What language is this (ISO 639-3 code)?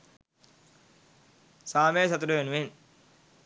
sin